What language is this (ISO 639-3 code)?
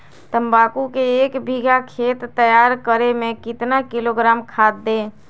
mag